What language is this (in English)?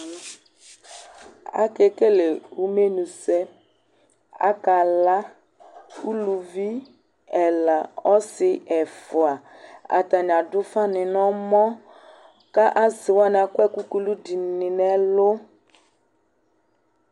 Ikposo